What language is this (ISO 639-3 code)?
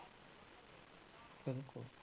pan